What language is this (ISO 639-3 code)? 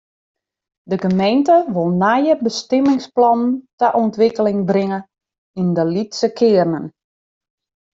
fry